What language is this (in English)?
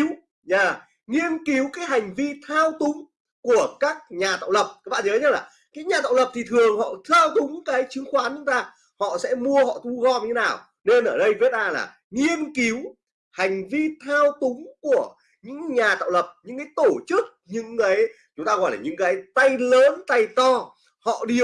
Vietnamese